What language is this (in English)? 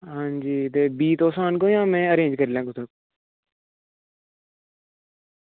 Dogri